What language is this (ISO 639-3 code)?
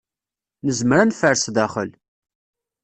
kab